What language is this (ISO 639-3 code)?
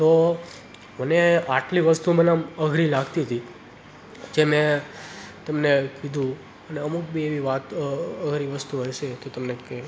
guj